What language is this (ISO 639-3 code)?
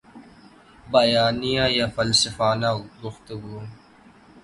urd